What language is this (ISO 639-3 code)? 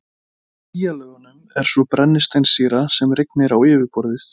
isl